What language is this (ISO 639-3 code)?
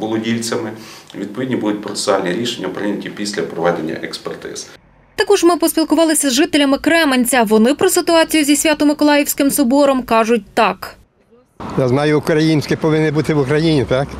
ukr